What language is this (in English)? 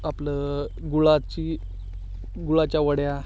Marathi